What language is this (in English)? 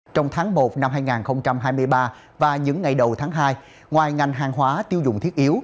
Vietnamese